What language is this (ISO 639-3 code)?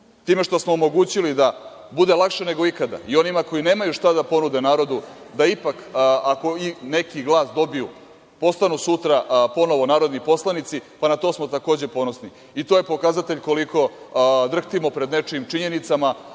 srp